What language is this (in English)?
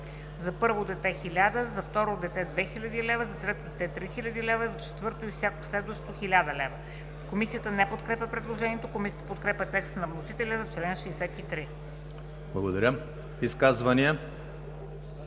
Bulgarian